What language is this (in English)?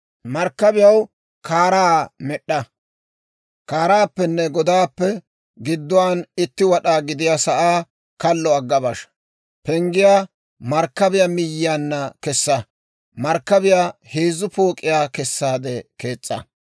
Dawro